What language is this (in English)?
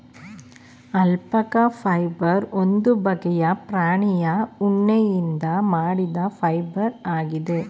Kannada